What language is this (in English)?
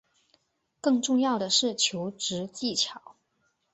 Chinese